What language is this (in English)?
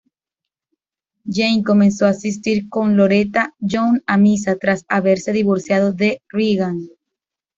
Spanish